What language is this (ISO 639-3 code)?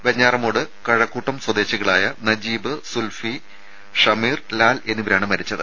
mal